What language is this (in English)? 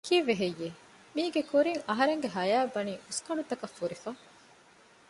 Divehi